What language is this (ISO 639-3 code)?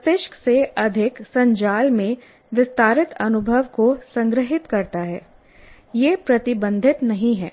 hin